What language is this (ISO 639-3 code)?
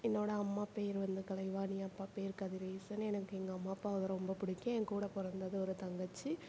tam